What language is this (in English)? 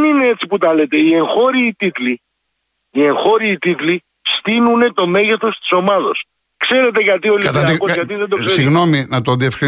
Greek